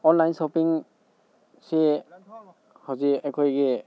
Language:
Manipuri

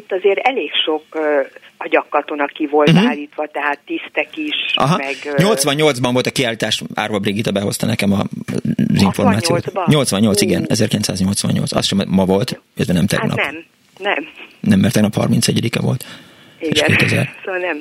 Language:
Hungarian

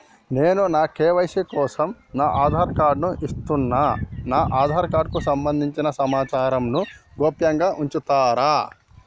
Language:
Telugu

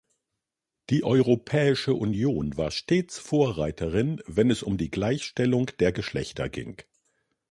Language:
German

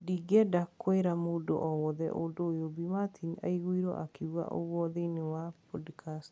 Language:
Kikuyu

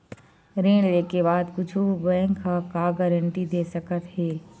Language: Chhattisgarhi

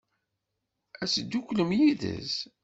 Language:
Kabyle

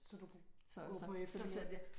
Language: Danish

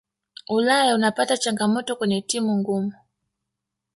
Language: Swahili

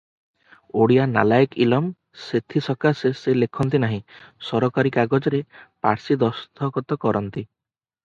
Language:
Odia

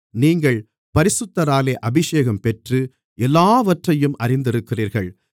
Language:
Tamil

